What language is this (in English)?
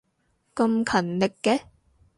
Cantonese